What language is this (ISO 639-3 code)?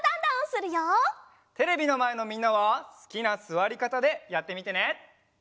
jpn